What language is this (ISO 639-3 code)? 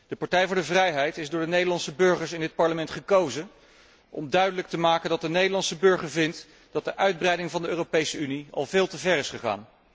nld